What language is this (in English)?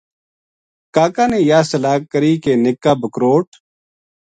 Gujari